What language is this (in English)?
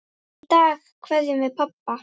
Icelandic